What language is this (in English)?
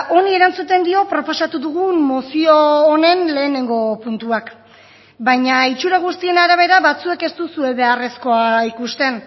Basque